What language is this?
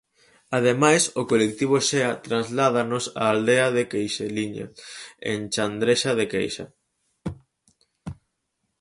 Galician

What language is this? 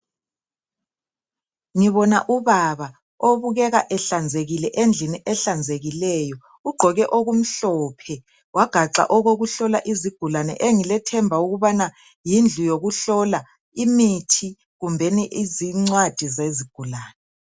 North Ndebele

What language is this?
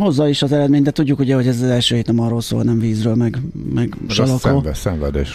Hungarian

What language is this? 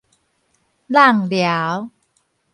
Min Nan Chinese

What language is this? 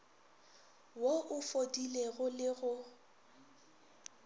Northern Sotho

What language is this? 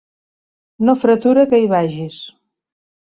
Catalan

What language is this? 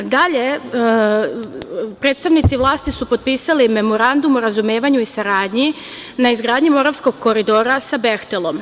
Serbian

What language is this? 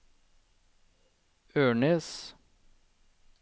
Norwegian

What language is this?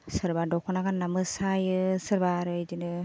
Bodo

